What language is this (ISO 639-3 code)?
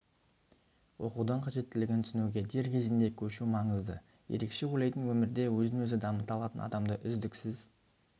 kaz